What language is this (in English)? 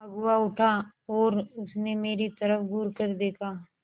Hindi